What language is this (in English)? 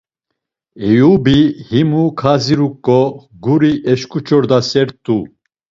Laz